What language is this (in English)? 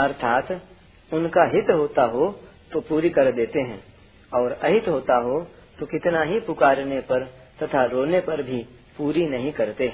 Hindi